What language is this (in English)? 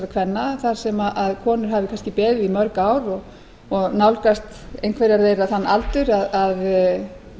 Icelandic